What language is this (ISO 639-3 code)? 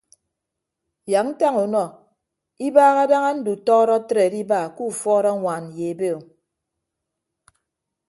ibb